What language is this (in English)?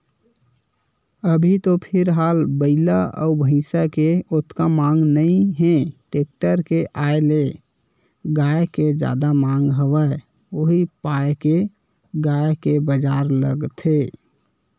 Chhattisgarhi